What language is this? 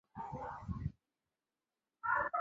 Chinese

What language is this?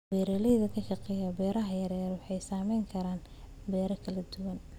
Somali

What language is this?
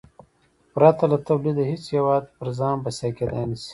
Pashto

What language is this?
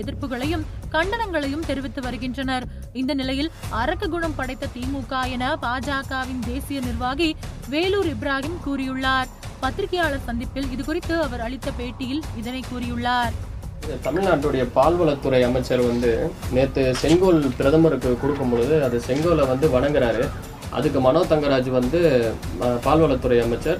Tamil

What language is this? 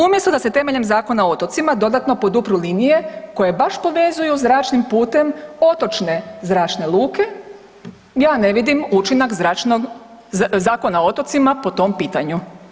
Croatian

